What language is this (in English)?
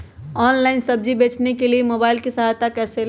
Magahi